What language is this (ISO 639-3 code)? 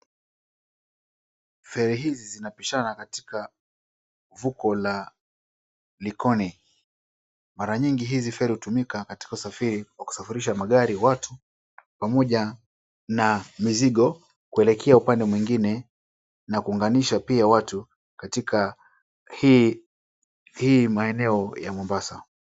swa